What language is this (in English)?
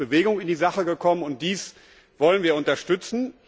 German